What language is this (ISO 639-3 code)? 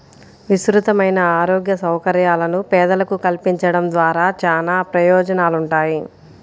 tel